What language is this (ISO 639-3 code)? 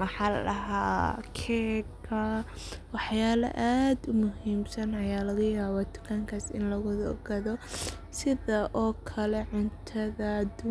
som